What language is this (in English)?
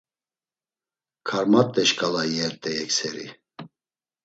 Laz